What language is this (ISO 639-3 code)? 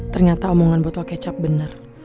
ind